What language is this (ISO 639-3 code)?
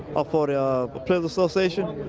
eng